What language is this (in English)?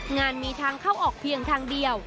Thai